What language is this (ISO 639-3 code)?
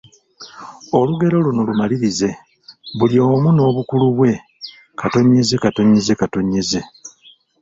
lug